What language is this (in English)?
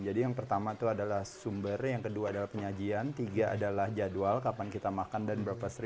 Indonesian